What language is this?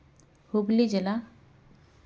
Santali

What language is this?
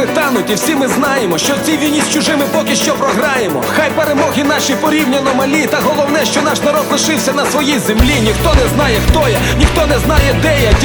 Ukrainian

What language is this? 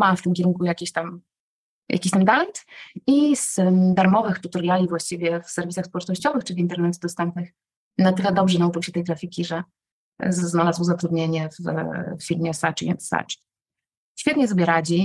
Polish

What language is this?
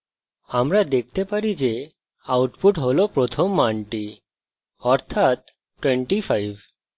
Bangla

